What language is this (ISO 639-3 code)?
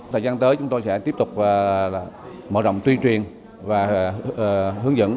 vie